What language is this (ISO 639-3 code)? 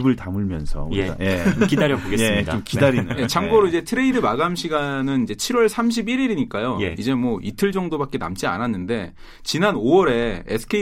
kor